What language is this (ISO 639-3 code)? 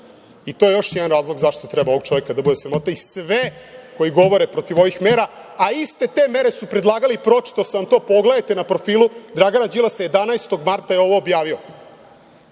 srp